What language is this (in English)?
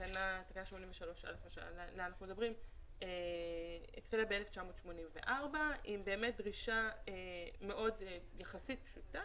Hebrew